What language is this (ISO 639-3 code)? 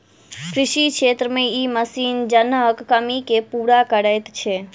mai